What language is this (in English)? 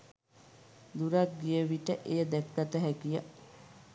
Sinhala